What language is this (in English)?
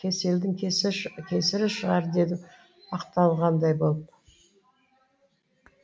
Kazakh